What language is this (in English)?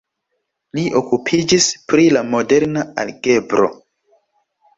Esperanto